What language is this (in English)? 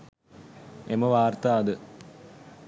Sinhala